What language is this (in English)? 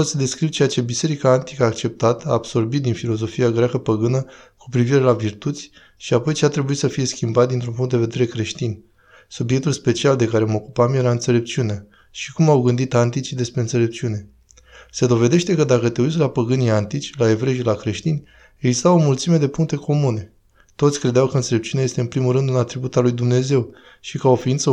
Romanian